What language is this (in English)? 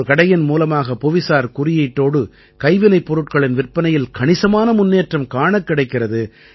Tamil